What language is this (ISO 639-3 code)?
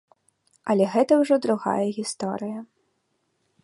bel